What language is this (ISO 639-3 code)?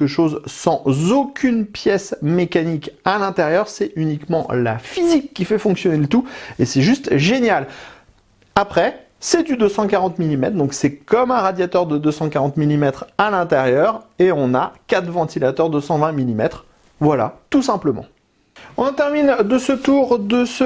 fra